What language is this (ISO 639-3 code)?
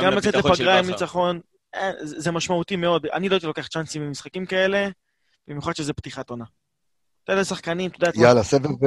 heb